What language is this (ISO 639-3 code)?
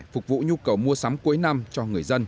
vie